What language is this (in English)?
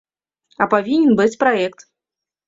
Belarusian